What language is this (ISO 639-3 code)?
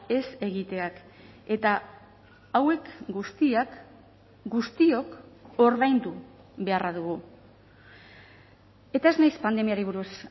eus